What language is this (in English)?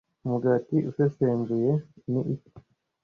Kinyarwanda